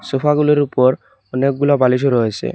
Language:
Bangla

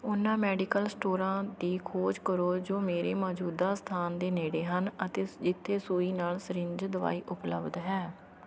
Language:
Punjabi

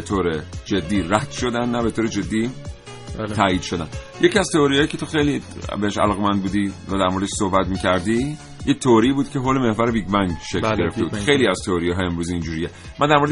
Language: Persian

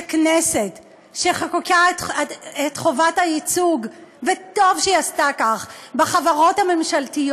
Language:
Hebrew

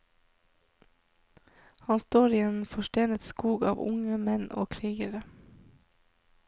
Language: Norwegian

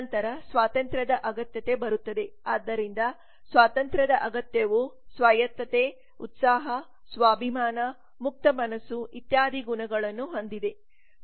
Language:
Kannada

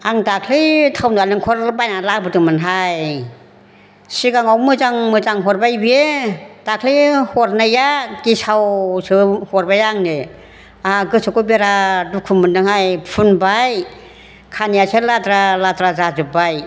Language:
Bodo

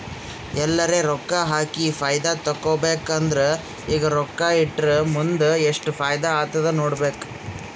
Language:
Kannada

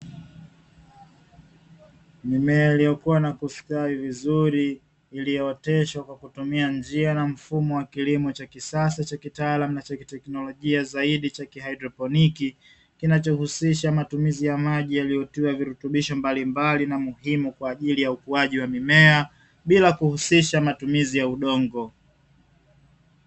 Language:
Swahili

